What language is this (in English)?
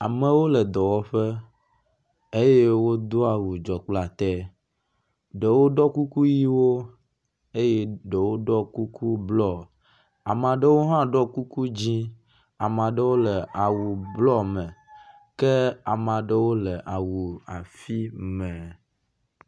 Ewe